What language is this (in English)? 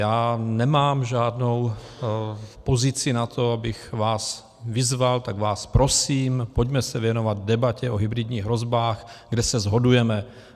Czech